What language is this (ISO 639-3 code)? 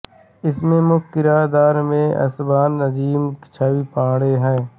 hin